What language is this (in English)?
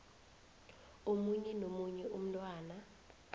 South Ndebele